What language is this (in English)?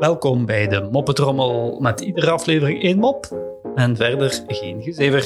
Dutch